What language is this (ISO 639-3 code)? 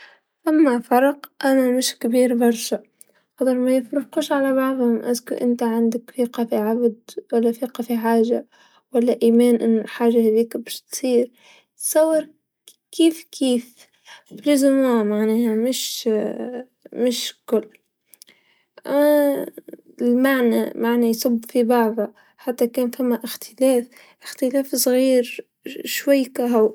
aeb